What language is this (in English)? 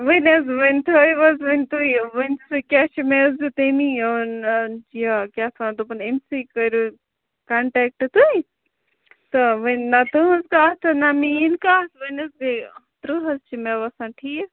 Kashmiri